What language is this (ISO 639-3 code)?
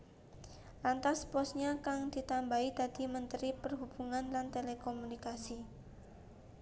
jav